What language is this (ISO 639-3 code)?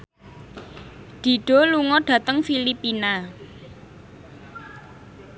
jav